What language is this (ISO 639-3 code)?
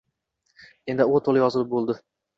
uzb